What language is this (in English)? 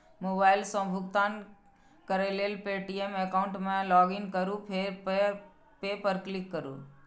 Maithili